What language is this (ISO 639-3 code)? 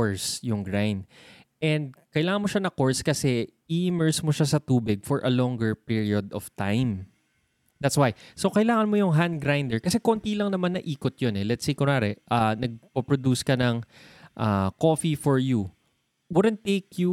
fil